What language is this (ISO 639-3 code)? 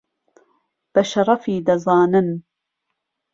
ckb